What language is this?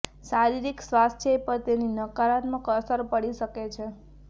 Gujarati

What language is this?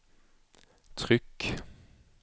Swedish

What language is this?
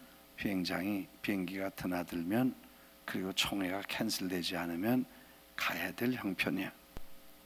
Korean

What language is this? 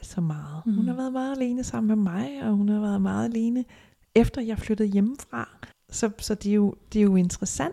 Danish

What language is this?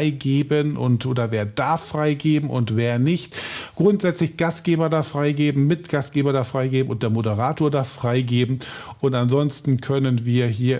German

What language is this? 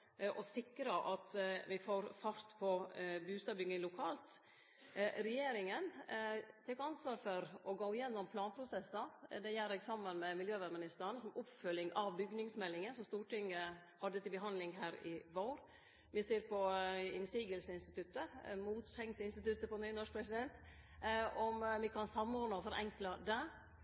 Norwegian Nynorsk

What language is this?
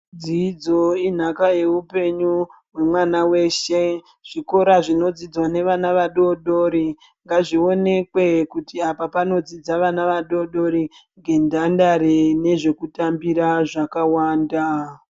Ndau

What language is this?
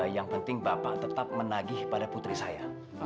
Indonesian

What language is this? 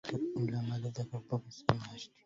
Arabic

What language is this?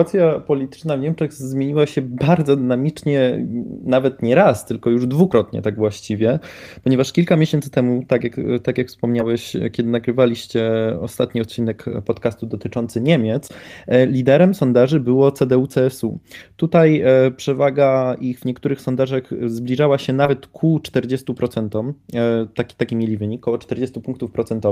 Polish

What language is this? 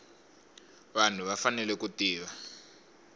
Tsonga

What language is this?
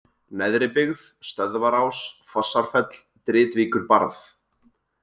Icelandic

